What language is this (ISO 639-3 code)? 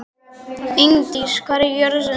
isl